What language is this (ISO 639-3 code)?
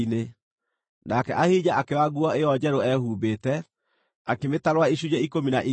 kik